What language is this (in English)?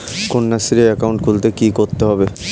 Bangla